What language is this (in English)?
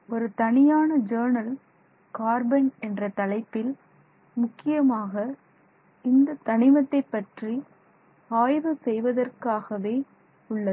Tamil